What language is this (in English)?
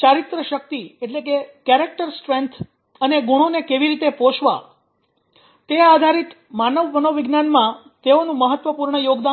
Gujarati